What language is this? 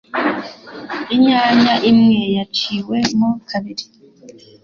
Kinyarwanda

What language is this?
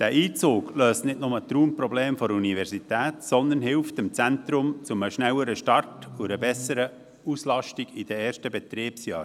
Swiss German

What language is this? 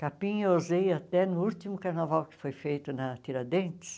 Portuguese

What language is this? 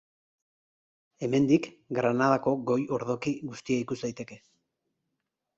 Basque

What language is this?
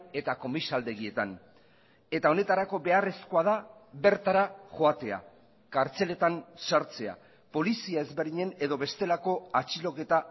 Basque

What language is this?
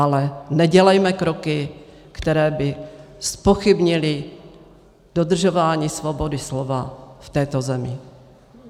Czech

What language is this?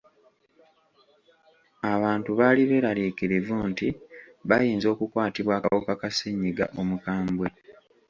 Ganda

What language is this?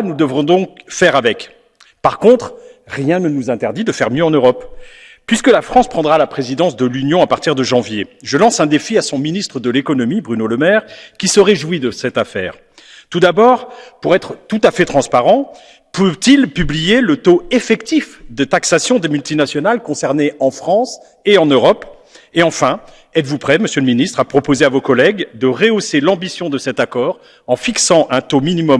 French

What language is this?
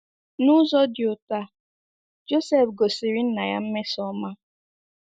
Igbo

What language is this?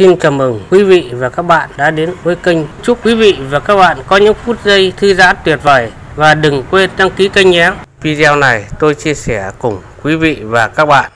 Vietnamese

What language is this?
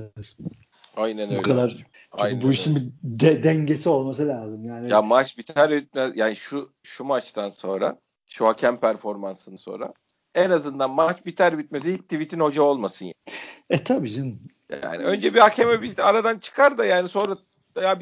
Turkish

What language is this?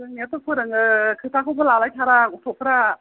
Bodo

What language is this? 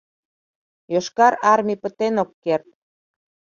Mari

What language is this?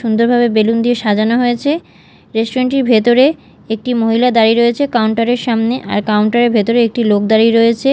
Bangla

